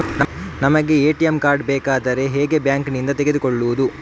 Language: Kannada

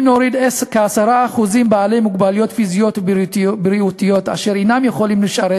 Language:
Hebrew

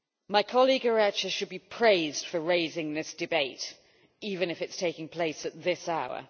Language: English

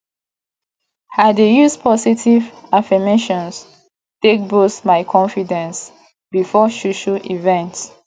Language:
Nigerian Pidgin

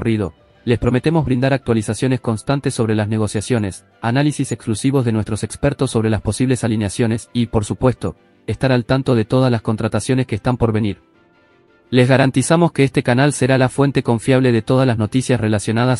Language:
Spanish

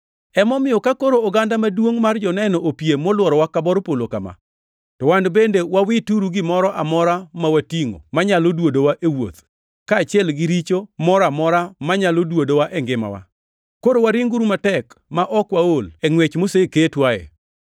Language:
Luo (Kenya and Tanzania)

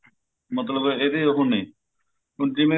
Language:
Punjabi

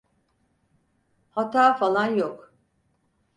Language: Turkish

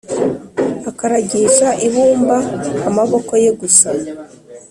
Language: Kinyarwanda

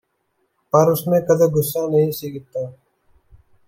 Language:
Punjabi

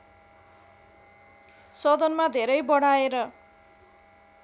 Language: Nepali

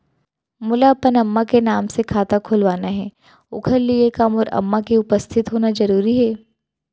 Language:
Chhattisgarhi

